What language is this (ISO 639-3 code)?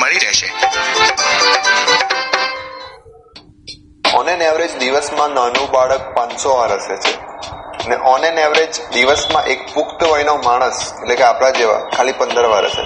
guj